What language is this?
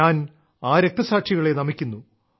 Malayalam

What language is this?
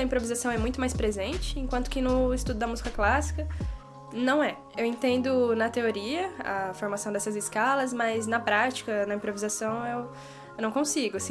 Portuguese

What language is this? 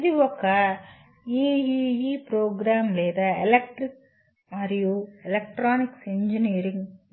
Telugu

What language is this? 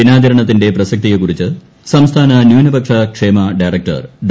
Malayalam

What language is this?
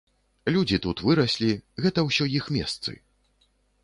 Belarusian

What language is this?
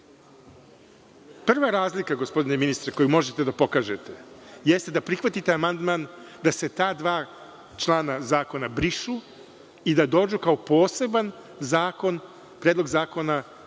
Serbian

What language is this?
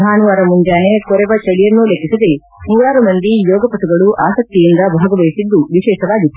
Kannada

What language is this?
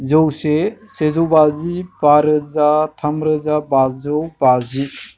Bodo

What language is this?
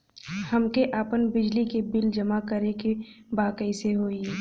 Bhojpuri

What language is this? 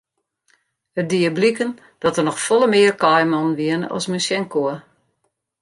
Western Frisian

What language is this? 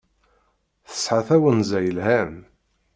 Kabyle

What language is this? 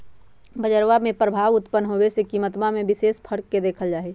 Magahi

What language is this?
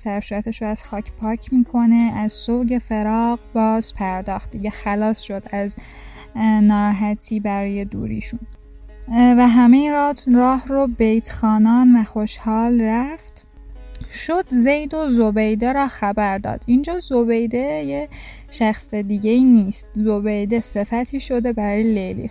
Persian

